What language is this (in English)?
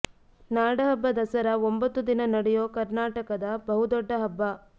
Kannada